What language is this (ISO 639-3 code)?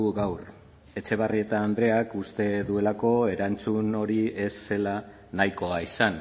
eus